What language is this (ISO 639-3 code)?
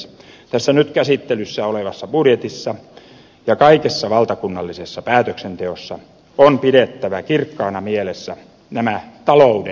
fin